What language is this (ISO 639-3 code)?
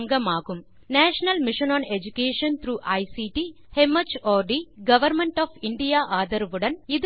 tam